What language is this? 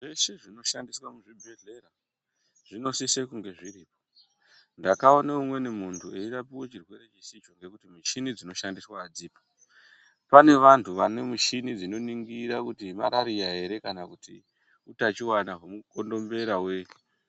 Ndau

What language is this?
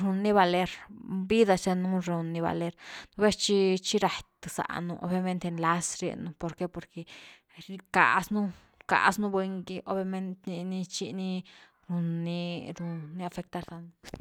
Güilá Zapotec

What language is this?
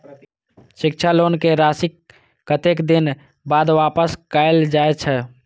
Maithili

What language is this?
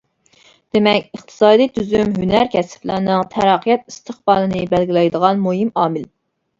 Uyghur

